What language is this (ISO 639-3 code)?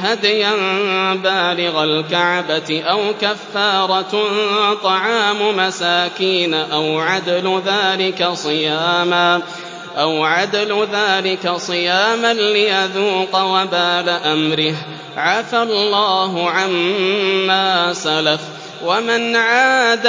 ara